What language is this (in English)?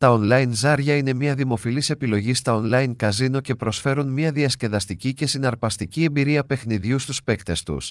Greek